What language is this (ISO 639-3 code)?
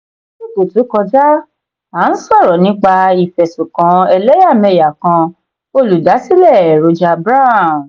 yor